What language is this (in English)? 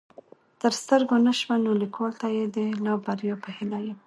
Pashto